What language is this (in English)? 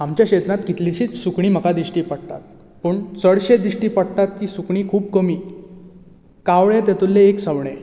Konkani